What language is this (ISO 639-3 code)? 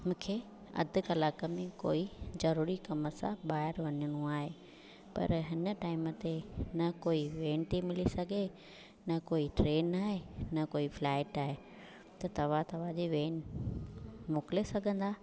snd